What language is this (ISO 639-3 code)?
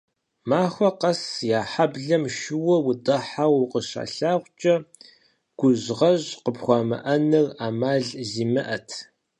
kbd